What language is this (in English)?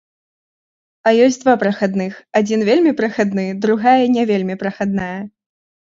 Belarusian